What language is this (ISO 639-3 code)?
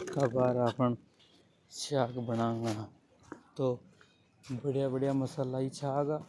hoj